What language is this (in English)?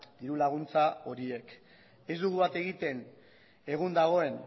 Basque